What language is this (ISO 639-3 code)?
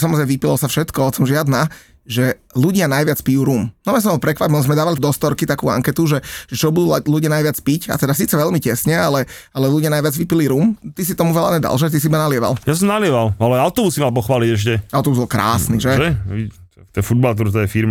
slk